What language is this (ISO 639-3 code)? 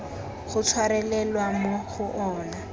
tsn